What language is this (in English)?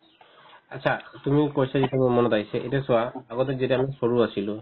Assamese